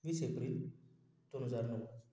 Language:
Marathi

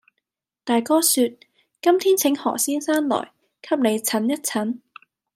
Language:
Cantonese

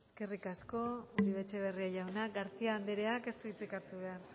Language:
Basque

